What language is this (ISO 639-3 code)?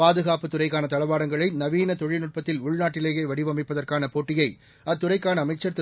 tam